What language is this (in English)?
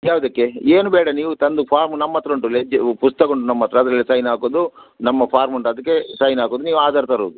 Kannada